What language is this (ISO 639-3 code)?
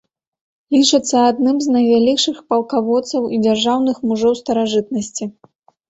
bel